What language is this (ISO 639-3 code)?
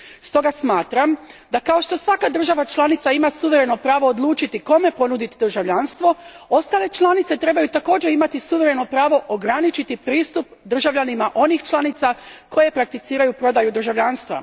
hrv